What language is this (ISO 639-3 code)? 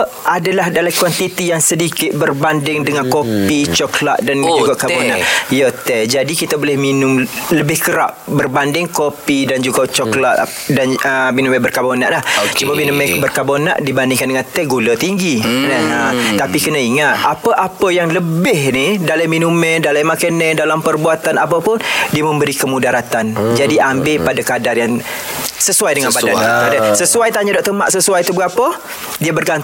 msa